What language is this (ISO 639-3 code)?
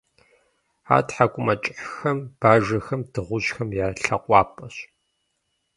kbd